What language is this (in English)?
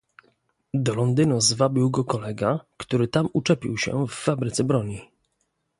Polish